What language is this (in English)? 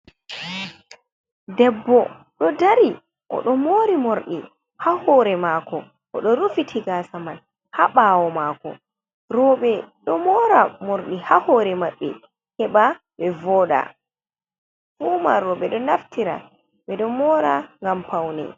Fula